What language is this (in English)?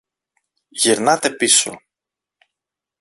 Greek